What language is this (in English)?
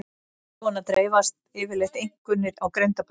Icelandic